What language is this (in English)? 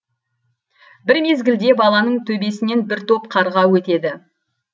Kazakh